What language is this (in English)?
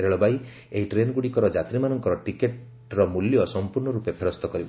Odia